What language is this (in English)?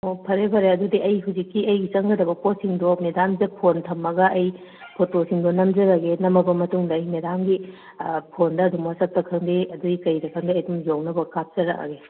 Manipuri